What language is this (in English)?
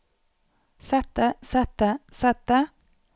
Norwegian